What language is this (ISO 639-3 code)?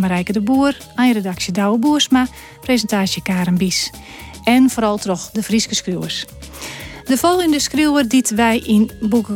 nld